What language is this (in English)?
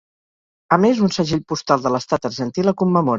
Catalan